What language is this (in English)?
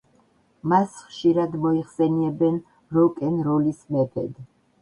Georgian